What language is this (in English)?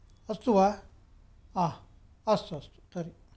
Sanskrit